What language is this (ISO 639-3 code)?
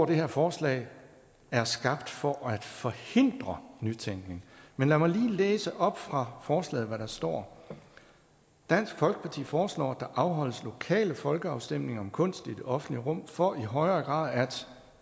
dan